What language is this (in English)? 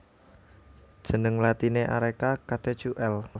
Javanese